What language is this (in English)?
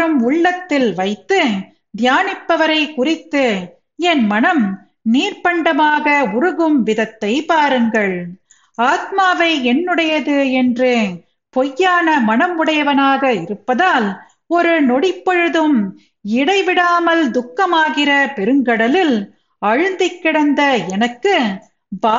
Tamil